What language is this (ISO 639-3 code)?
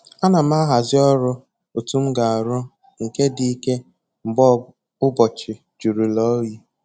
ibo